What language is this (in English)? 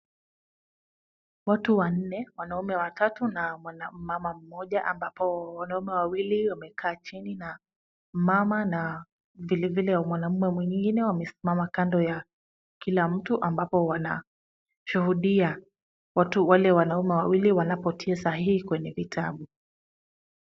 Swahili